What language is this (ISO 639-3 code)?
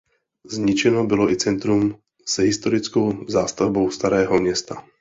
ces